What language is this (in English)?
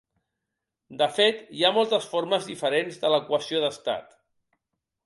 Catalan